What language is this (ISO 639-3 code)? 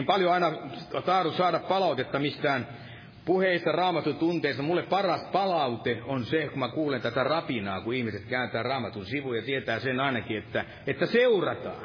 fin